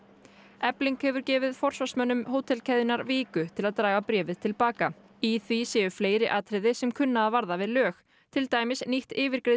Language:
Icelandic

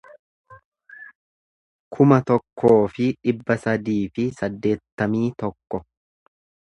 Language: Oromo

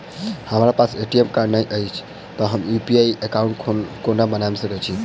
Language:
Maithili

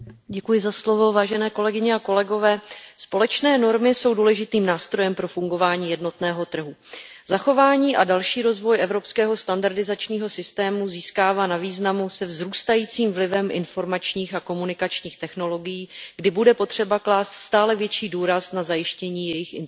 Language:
Czech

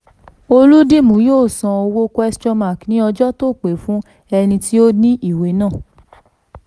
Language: Yoruba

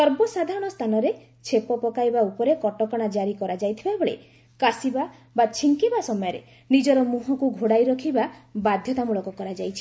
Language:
Odia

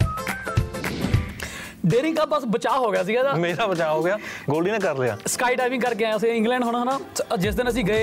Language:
Punjabi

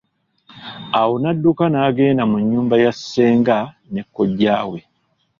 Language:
Ganda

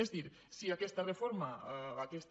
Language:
Catalan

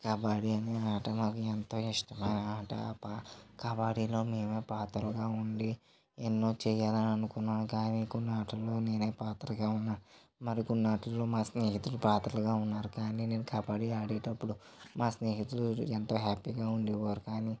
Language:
Telugu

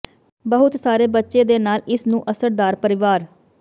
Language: Punjabi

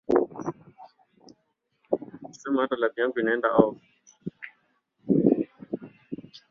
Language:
Swahili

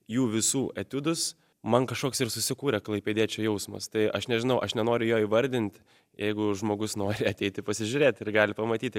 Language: Lithuanian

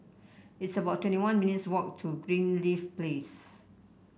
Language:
English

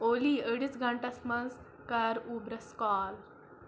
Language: Kashmiri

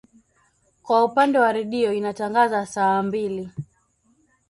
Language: Swahili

